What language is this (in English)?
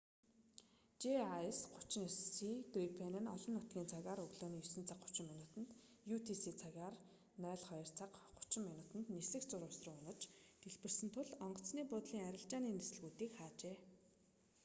Mongolian